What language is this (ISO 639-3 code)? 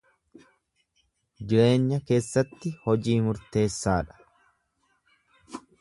orm